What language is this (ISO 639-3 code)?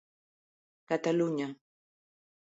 glg